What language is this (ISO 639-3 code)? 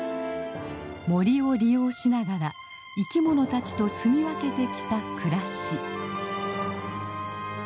jpn